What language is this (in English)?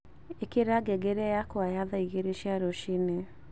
Kikuyu